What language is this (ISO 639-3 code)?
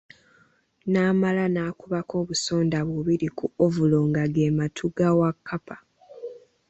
lug